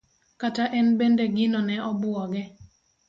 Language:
Luo (Kenya and Tanzania)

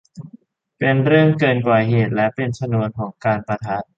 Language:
Thai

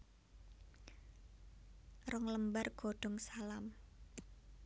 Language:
Javanese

